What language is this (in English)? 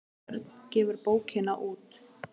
Icelandic